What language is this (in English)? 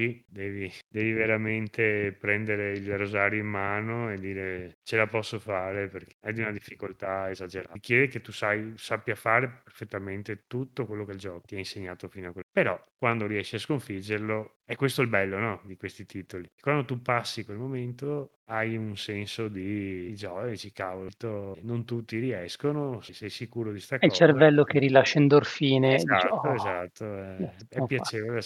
Italian